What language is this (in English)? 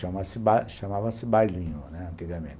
Portuguese